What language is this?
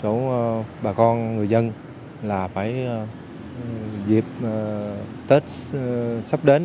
Vietnamese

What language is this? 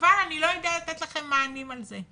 Hebrew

